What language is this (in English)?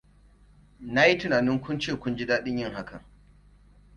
Hausa